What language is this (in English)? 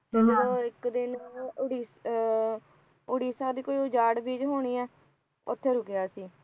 Punjabi